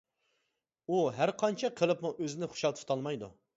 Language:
Uyghur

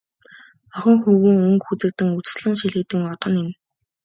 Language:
Mongolian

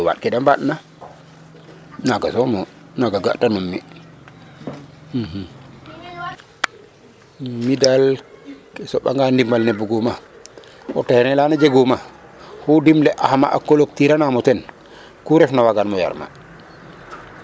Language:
Serer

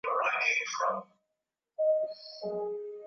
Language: Swahili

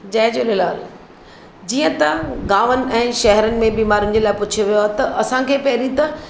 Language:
Sindhi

